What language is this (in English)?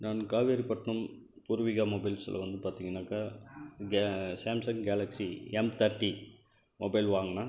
Tamil